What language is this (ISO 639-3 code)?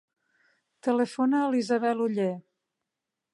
cat